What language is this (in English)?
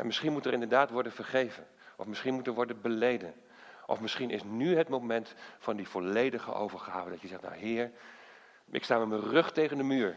Dutch